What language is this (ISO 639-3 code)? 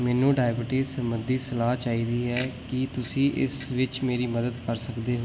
pan